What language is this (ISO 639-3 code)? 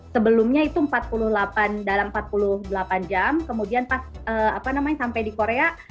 ind